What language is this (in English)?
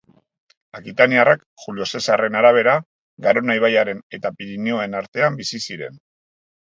Basque